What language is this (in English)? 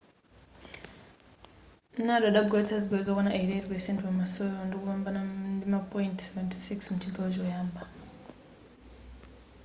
Nyanja